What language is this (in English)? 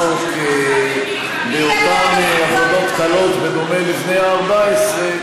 Hebrew